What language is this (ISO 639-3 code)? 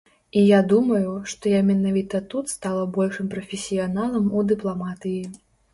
bel